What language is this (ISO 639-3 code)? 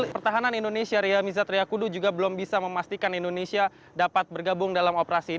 ind